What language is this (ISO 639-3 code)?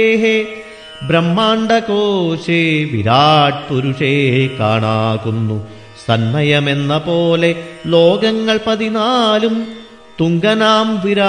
mal